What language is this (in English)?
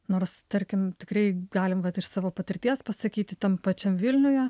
Lithuanian